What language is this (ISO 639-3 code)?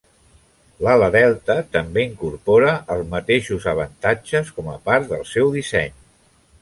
cat